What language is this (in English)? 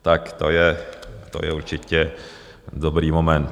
Czech